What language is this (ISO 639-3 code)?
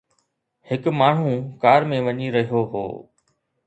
snd